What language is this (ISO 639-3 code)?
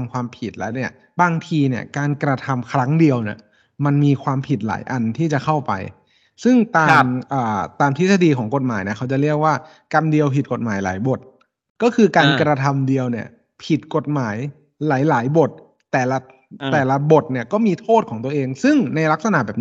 tha